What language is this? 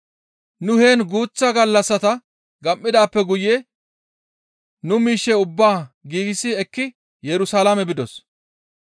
Gamo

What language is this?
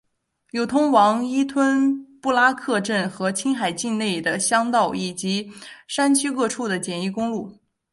Chinese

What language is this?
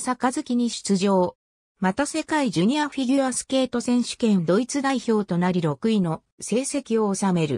Japanese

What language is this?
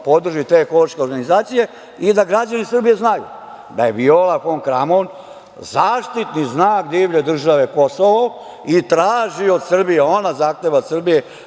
Serbian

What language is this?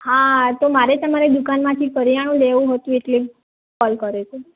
Gujarati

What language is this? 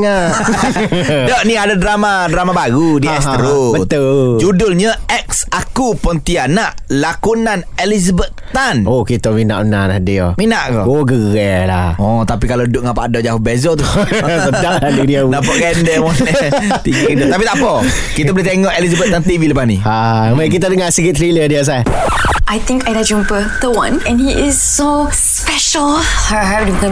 Malay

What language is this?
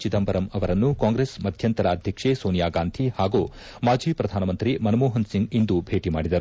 Kannada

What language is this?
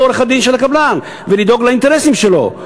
Hebrew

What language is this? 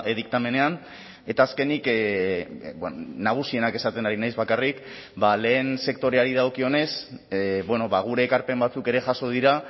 Basque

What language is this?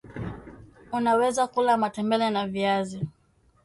Swahili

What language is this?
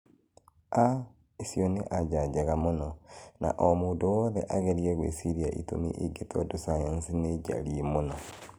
Kikuyu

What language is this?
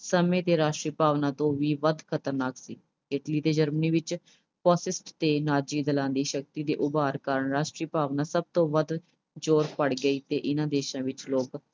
Punjabi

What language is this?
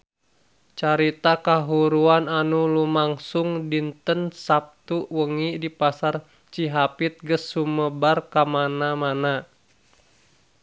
Sundanese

